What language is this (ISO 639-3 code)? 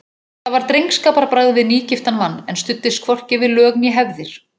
isl